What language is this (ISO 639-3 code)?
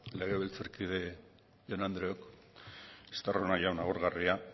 eus